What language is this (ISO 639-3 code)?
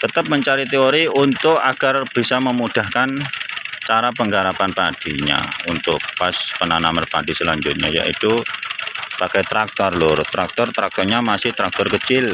ind